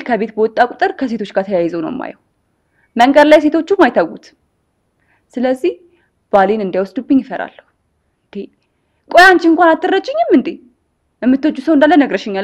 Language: Arabic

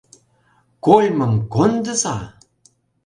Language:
Mari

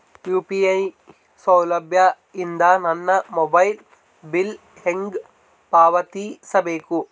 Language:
Kannada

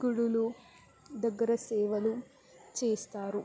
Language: Telugu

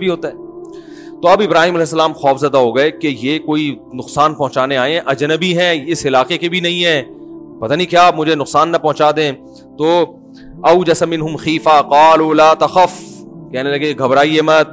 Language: Urdu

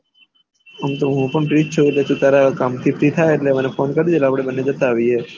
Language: Gujarati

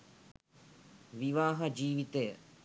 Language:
Sinhala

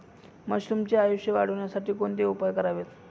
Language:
Marathi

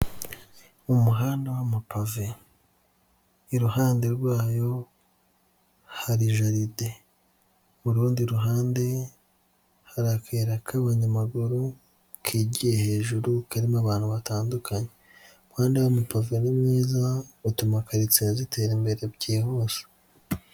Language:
Kinyarwanda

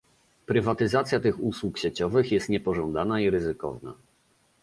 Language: Polish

